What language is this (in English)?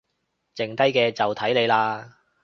Cantonese